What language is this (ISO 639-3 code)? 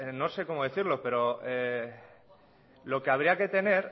spa